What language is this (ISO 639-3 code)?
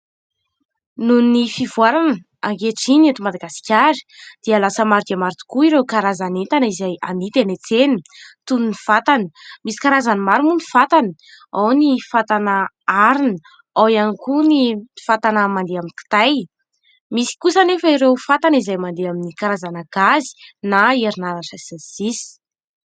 mlg